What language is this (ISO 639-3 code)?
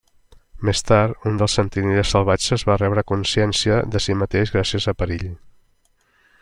cat